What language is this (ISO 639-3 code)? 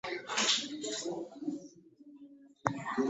lug